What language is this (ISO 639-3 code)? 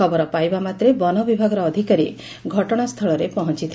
ori